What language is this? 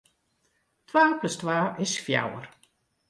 Western Frisian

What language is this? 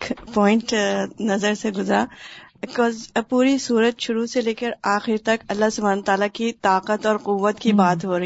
Urdu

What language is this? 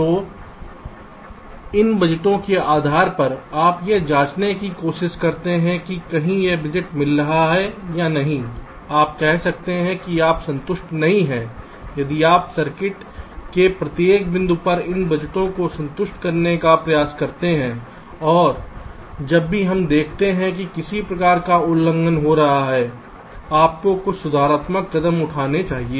Hindi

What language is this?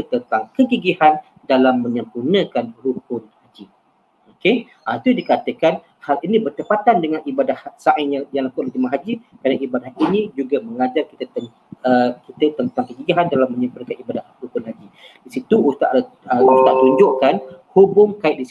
Malay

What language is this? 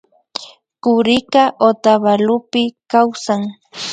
Imbabura Highland Quichua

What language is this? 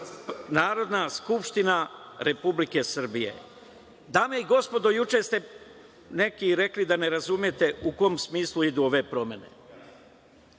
Serbian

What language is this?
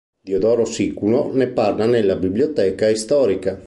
Italian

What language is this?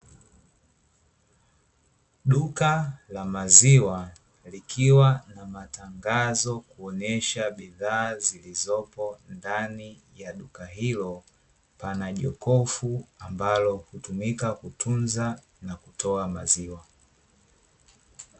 Swahili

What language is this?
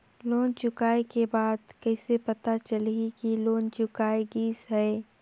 Chhattisgarhi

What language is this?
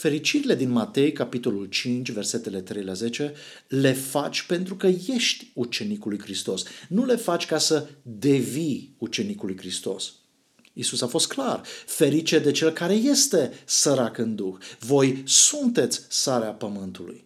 Romanian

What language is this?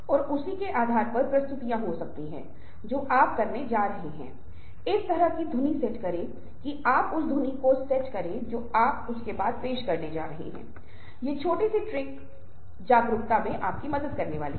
Hindi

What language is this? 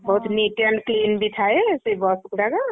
Odia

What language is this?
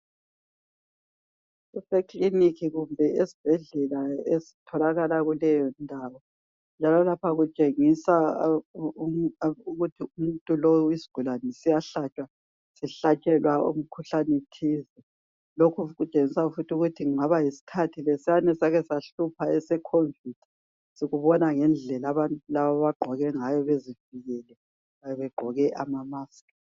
North Ndebele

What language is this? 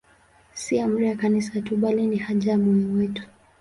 Swahili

